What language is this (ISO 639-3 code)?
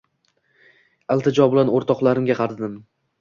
uzb